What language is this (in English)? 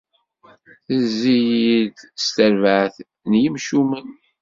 Kabyle